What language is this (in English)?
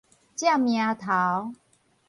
Min Nan Chinese